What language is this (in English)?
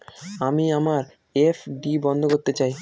Bangla